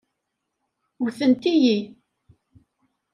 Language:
Kabyle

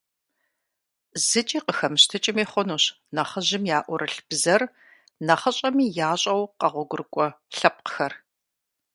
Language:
Kabardian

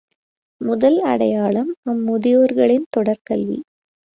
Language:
Tamil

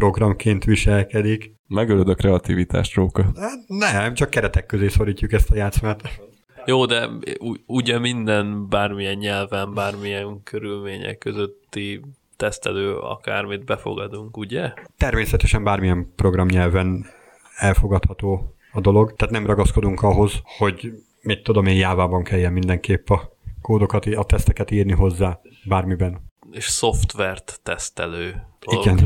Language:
Hungarian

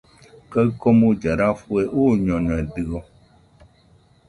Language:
Nüpode Huitoto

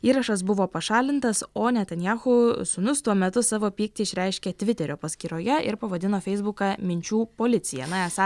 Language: Lithuanian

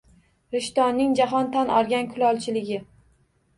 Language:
Uzbek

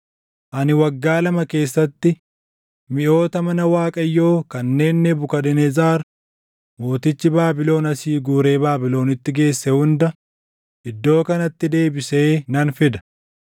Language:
Oromo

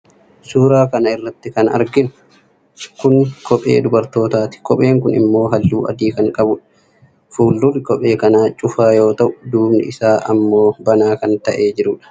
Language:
Oromo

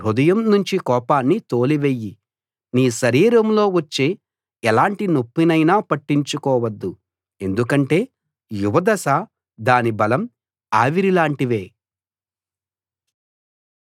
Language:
Telugu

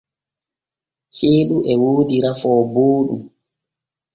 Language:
Borgu Fulfulde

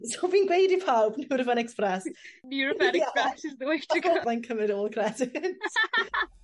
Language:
Welsh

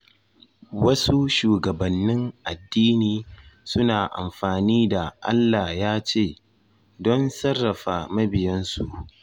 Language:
Hausa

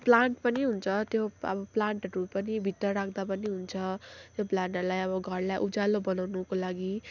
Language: Nepali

